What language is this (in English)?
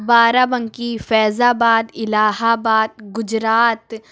Urdu